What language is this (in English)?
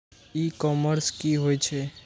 Maithili